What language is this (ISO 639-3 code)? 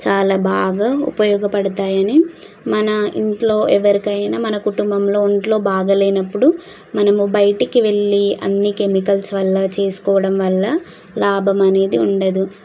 tel